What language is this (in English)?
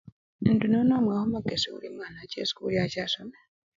Luyia